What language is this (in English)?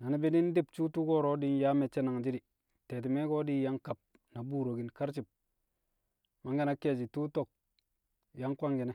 Kamo